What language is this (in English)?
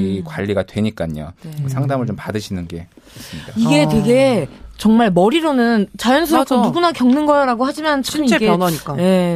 Korean